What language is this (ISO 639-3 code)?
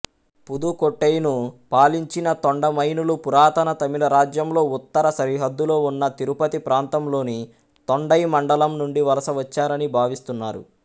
tel